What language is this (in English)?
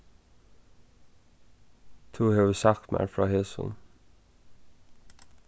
Faroese